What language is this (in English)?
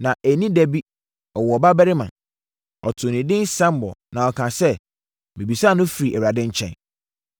Akan